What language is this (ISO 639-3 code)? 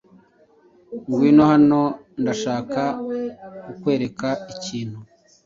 kin